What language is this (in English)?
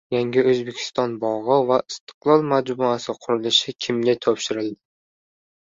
Uzbek